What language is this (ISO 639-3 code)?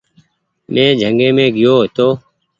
gig